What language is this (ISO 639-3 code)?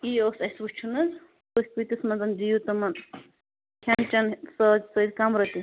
kas